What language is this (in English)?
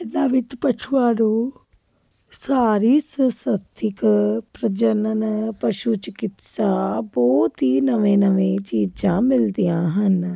Punjabi